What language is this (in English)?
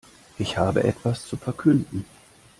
German